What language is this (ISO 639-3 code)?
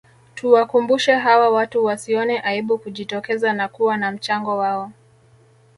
swa